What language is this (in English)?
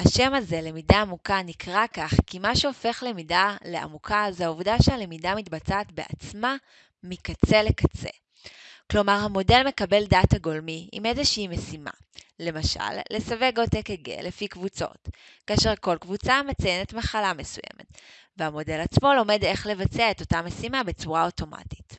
Hebrew